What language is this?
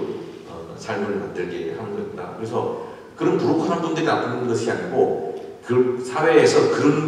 Korean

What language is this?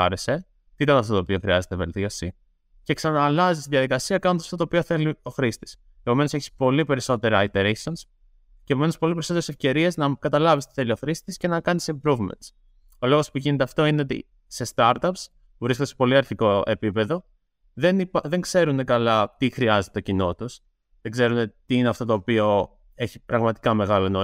Greek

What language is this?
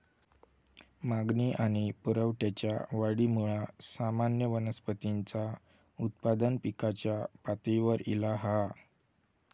Marathi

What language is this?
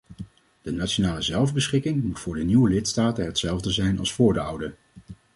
Dutch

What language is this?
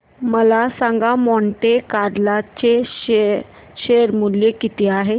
Marathi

